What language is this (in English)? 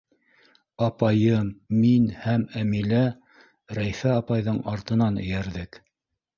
Bashkir